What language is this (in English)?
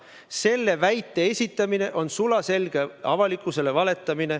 Estonian